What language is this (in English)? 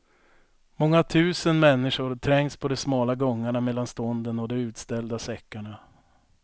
Swedish